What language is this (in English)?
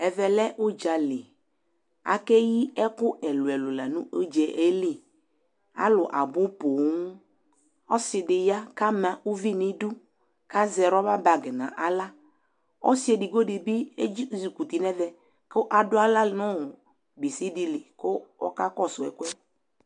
Ikposo